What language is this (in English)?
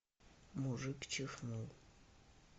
Russian